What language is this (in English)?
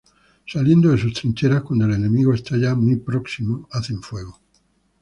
Spanish